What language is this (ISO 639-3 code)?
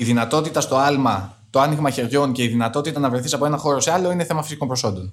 ell